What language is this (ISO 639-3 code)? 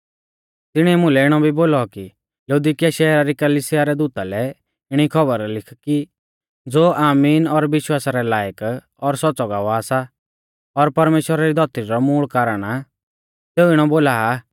bfz